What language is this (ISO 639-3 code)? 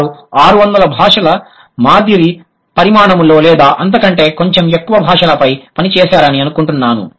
tel